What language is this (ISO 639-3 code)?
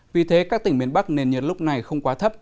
vie